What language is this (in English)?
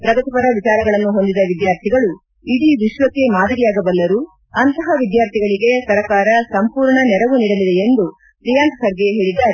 Kannada